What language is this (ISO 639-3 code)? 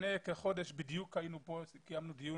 heb